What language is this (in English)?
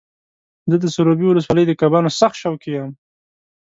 Pashto